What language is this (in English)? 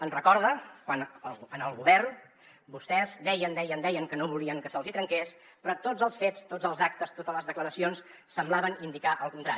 Catalan